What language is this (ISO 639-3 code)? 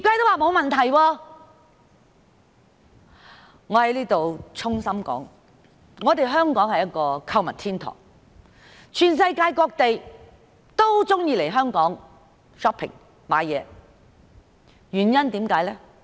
yue